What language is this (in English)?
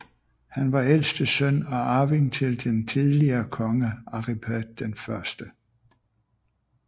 Danish